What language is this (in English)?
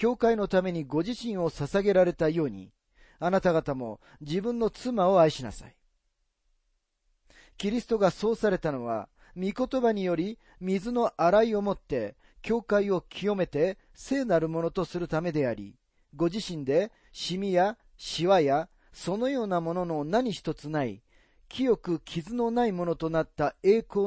Japanese